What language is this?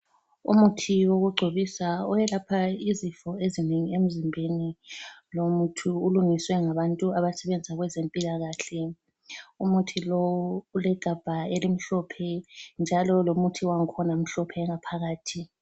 North Ndebele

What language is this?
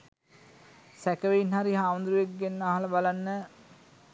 Sinhala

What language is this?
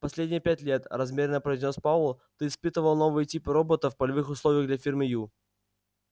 Russian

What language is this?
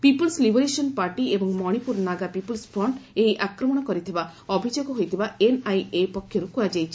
Odia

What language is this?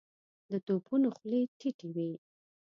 Pashto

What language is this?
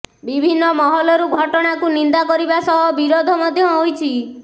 Odia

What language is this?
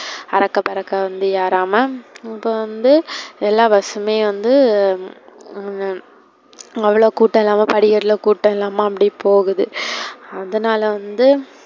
Tamil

